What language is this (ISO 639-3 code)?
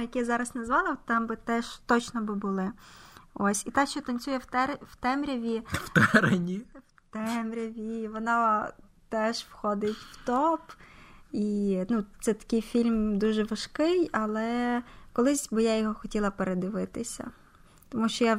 ukr